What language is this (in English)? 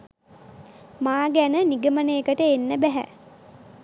Sinhala